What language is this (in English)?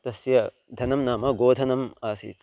Sanskrit